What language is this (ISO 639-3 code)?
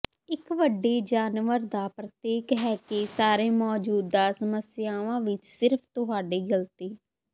pan